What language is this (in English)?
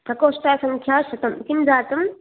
Sanskrit